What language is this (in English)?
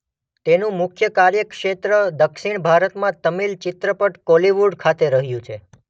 Gujarati